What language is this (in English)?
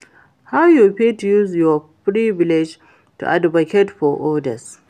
Nigerian Pidgin